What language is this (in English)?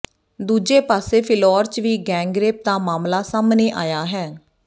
Punjabi